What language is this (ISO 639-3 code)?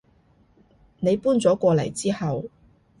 yue